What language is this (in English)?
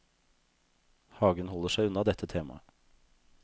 Norwegian